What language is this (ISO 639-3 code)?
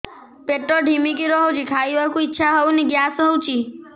ori